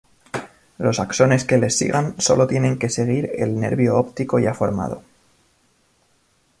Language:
Spanish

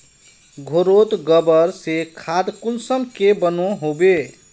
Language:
Magahi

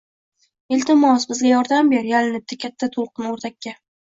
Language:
Uzbek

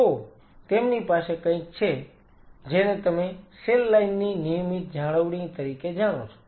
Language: Gujarati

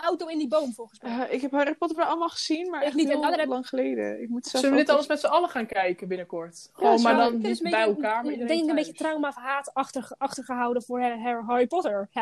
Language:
Dutch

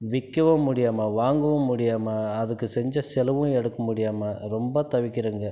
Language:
Tamil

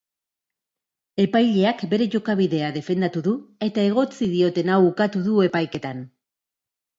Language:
Basque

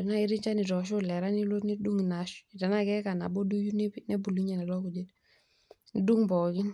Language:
Masai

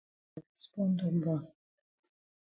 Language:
Cameroon Pidgin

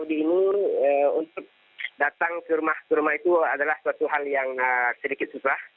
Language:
Indonesian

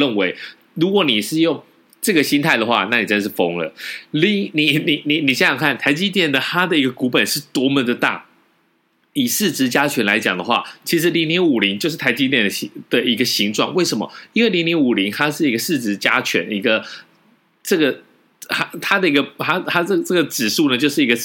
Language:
Chinese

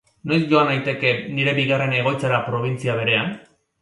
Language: Basque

